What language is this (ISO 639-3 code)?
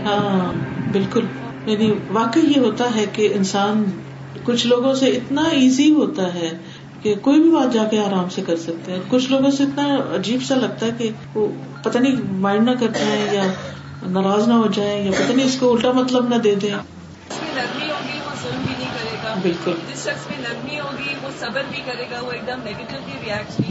urd